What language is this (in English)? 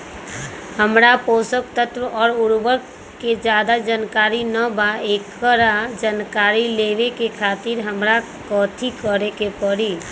Magahi